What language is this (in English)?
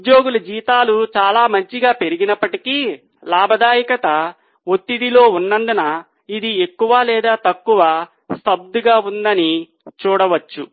Telugu